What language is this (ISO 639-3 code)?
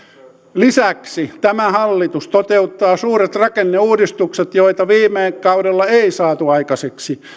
fin